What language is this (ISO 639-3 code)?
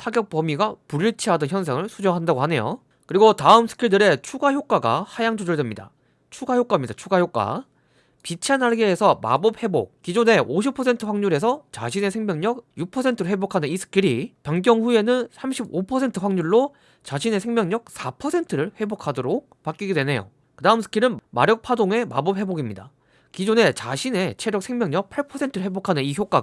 kor